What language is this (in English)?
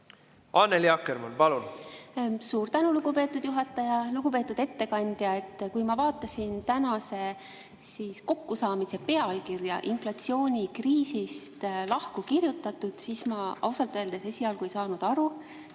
Estonian